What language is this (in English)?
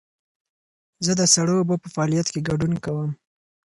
Pashto